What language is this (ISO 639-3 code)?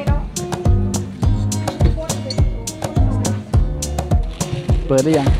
tha